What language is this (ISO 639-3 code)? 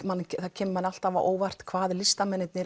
isl